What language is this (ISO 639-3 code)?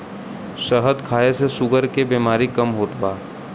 bho